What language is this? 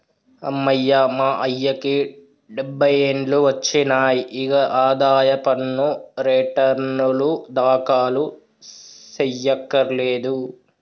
Telugu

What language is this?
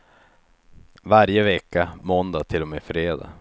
Swedish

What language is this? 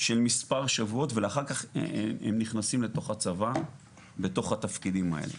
Hebrew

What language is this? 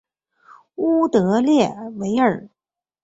Chinese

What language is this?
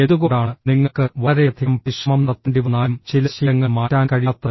Malayalam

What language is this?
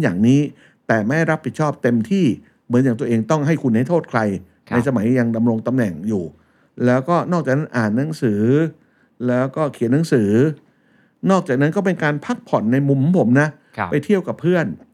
Thai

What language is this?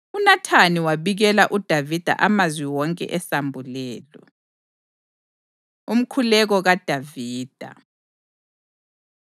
North Ndebele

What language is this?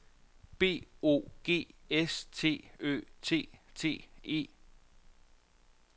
Danish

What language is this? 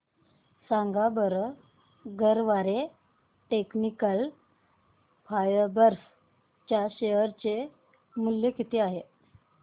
Marathi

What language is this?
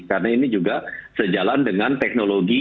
Indonesian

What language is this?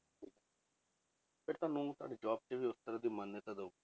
Punjabi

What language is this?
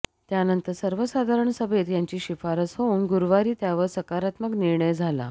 Marathi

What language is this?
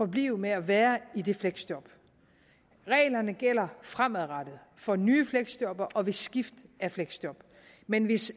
Danish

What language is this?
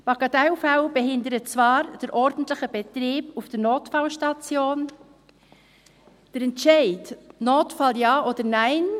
Swiss German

